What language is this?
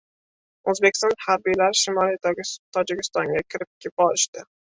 Uzbek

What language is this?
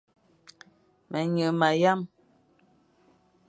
Fang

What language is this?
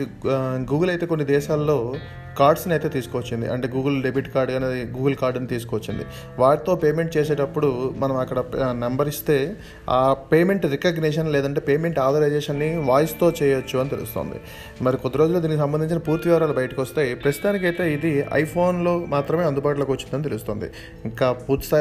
Telugu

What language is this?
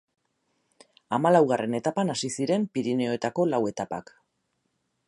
Basque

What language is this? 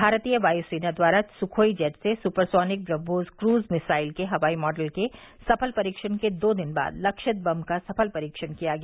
Hindi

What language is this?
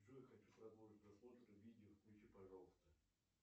Russian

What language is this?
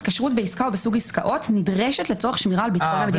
Hebrew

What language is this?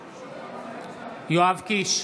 Hebrew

